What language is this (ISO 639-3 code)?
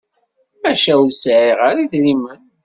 kab